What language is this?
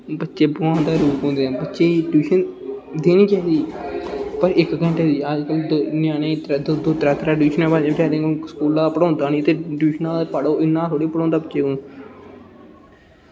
Dogri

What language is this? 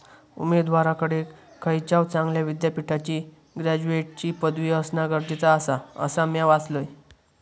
Marathi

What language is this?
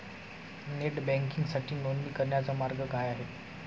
Marathi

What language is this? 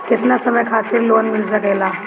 Bhojpuri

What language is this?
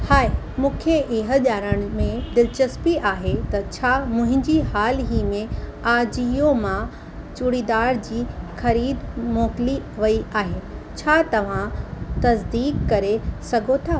Sindhi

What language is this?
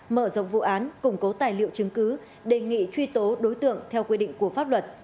Vietnamese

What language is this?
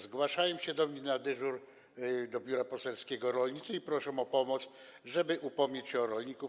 Polish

